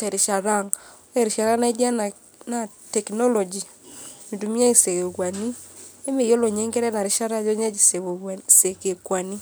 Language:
Masai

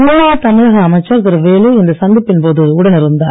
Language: Tamil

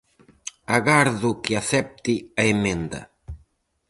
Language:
Galician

